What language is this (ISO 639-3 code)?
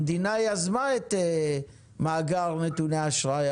heb